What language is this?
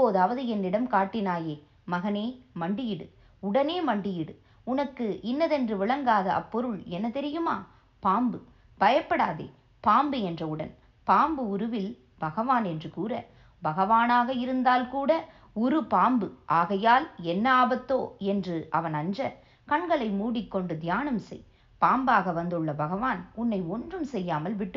Tamil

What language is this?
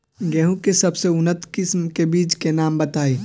Bhojpuri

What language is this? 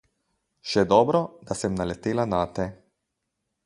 Slovenian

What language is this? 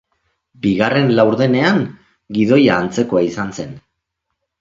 Basque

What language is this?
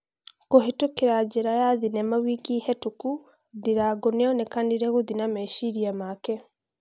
Kikuyu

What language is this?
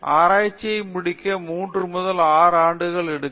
Tamil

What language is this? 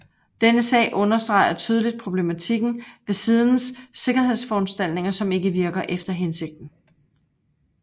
Danish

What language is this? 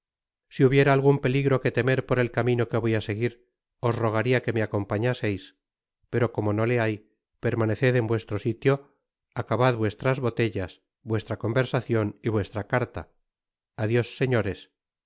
Spanish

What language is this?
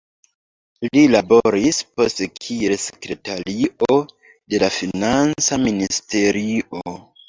Esperanto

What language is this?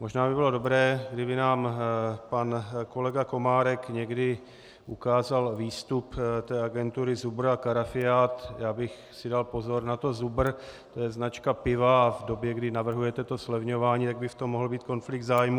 Czech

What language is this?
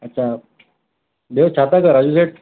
Sindhi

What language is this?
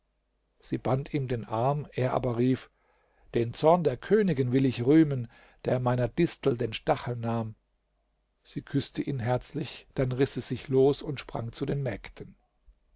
German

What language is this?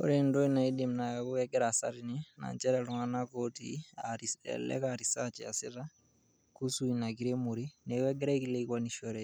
Masai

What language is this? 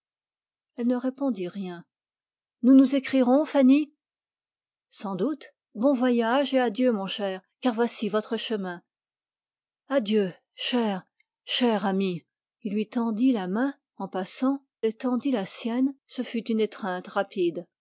French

